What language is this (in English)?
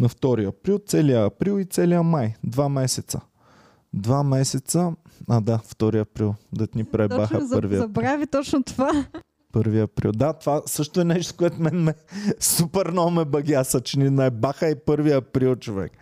Bulgarian